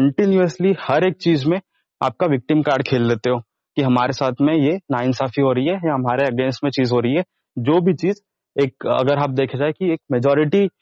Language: Hindi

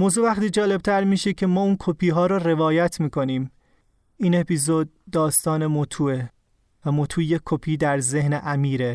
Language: Persian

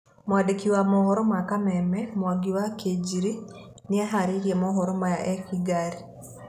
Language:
Kikuyu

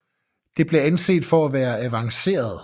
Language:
Danish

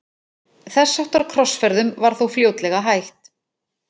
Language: Icelandic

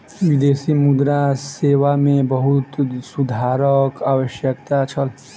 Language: Maithili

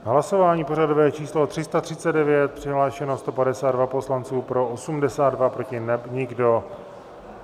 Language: Czech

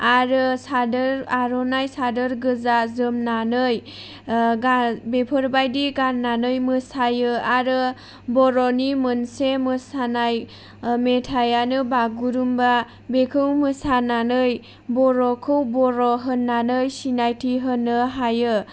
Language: Bodo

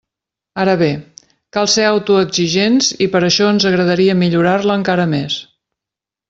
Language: Catalan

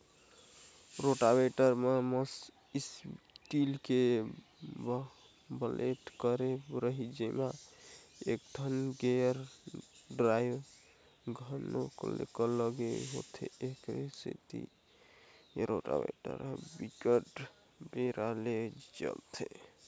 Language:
Chhattisgarhi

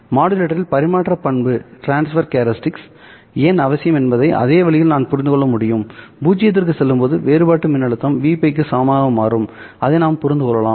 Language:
Tamil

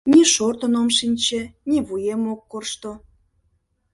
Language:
Mari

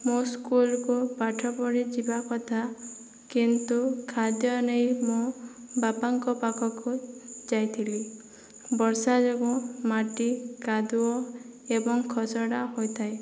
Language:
Odia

